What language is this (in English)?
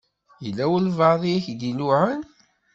Kabyle